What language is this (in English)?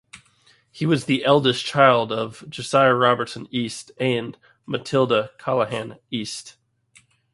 English